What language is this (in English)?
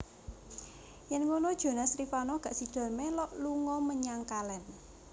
Javanese